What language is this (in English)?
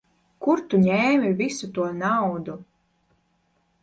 Latvian